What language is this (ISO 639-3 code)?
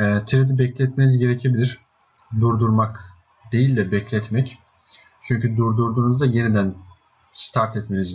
tur